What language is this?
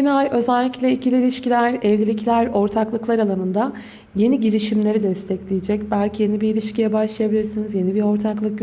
Turkish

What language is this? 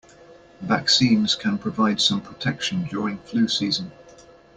English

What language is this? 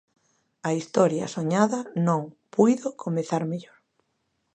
Galician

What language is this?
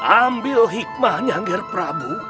Indonesian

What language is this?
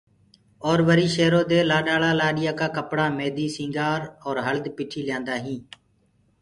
Gurgula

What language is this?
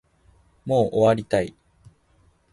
Japanese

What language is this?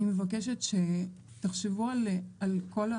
Hebrew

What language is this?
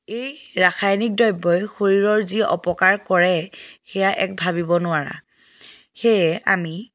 Assamese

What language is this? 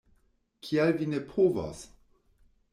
Esperanto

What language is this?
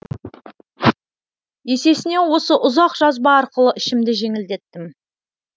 Kazakh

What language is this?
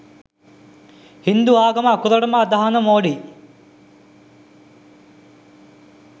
Sinhala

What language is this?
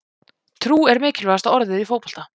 Icelandic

